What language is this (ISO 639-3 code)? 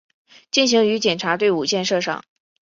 zho